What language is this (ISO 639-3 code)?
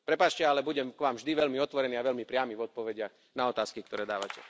slk